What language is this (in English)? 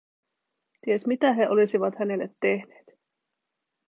Finnish